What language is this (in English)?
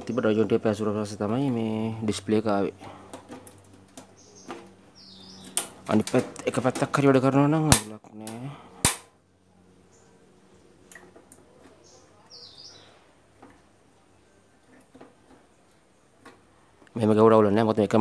Indonesian